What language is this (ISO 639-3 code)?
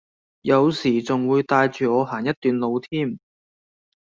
yue